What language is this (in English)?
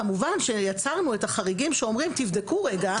Hebrew